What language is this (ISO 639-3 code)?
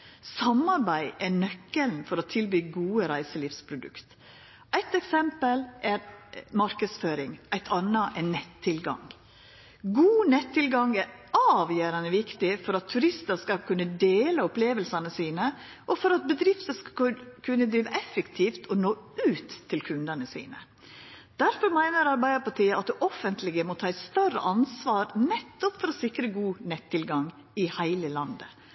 nno